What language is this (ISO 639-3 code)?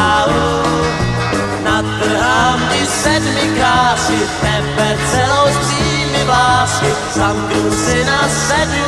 ron